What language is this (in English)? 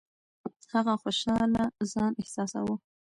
Pashto